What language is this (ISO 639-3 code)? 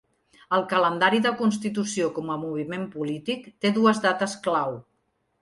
cat